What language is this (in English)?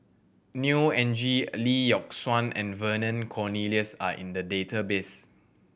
English